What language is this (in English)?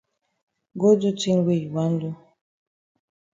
Cameroon Pidgin